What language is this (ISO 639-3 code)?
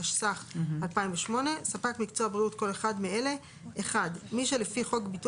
heb